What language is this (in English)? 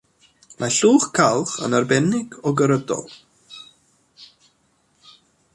Welsh